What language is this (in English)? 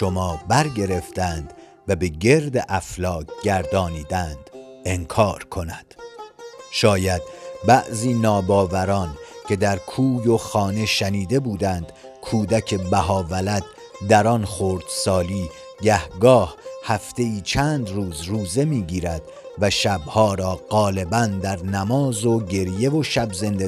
Persian